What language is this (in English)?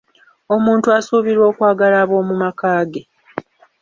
Ganda